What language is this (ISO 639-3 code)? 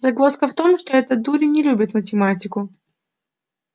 rus